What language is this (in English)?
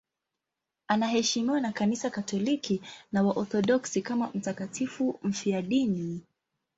Swahili